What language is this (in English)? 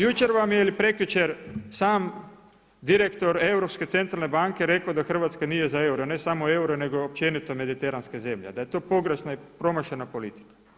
Croatian